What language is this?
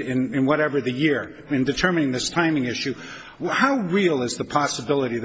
English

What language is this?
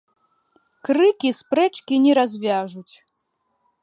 Belarusian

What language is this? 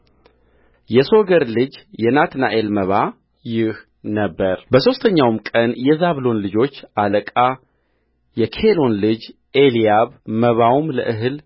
Amharic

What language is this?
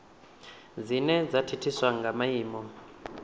Venda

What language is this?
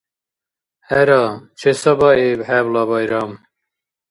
Dargwa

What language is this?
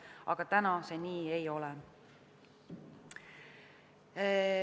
Estonian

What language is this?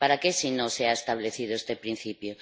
Spanish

